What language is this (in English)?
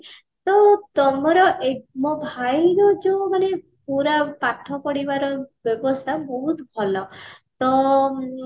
Odia